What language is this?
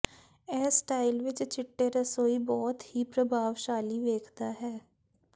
Punjabi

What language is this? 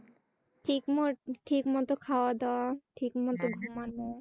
Bangla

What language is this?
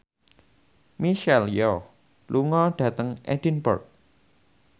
Javanese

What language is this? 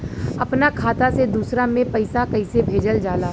Bhojpuri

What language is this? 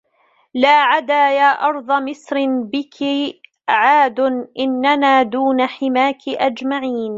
Arabic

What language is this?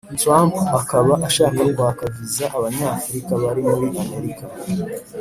Kinyarwanda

